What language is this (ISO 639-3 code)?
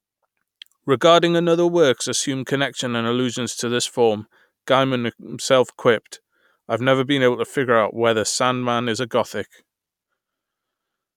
eng